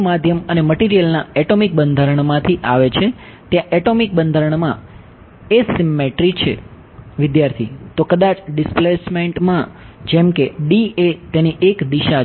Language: Gujarati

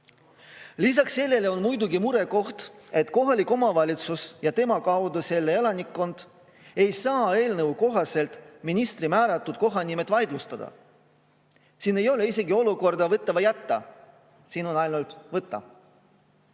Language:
Estonian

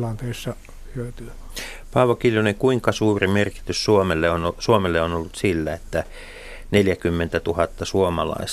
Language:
Finnish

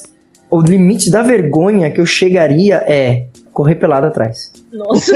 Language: Portuguese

